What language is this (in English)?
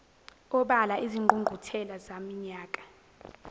Zulu